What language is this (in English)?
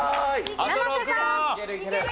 Japanese